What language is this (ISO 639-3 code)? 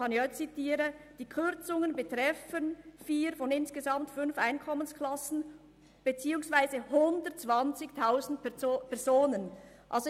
gsw